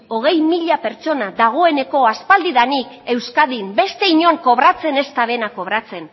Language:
Basque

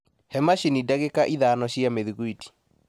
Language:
Kikuyu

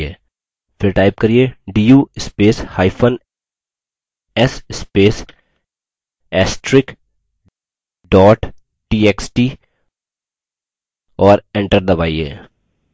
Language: Hindi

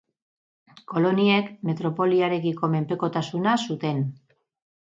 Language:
Basque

